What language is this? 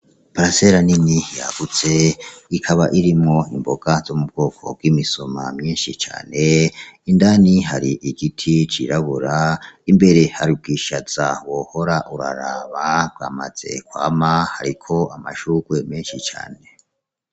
Rundi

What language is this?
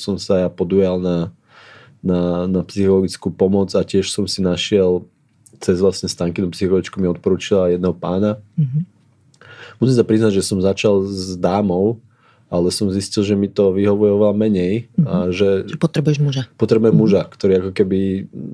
Slovak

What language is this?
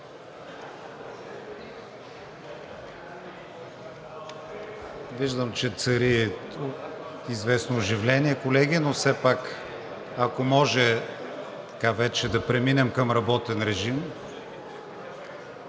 Bulgarian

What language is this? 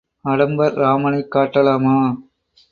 Tamil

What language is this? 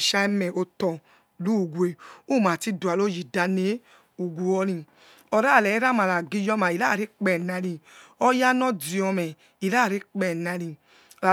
Yekhee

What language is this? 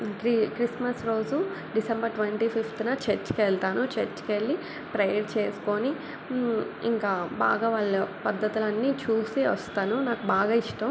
Telugu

